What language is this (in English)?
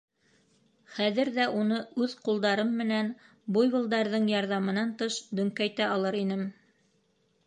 Bashkir